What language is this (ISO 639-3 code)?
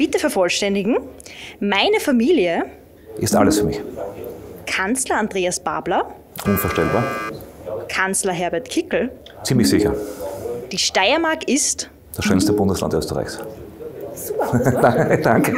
deu